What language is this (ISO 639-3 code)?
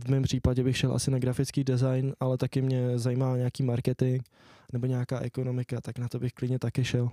ces